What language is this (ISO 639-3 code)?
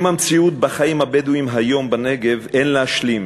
heb